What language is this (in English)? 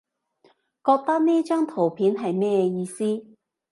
Cantonese